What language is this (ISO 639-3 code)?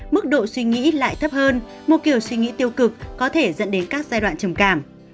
vie